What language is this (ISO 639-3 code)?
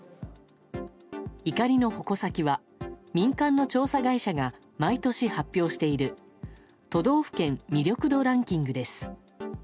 jpn